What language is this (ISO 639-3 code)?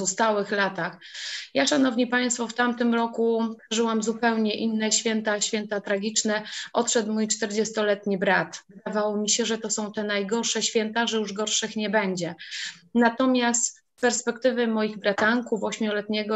pol